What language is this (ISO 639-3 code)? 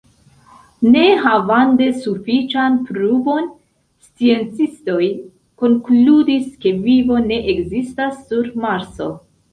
epo